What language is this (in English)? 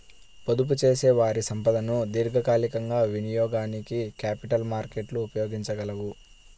Telugu